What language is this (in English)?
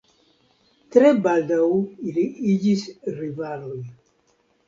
Esperanto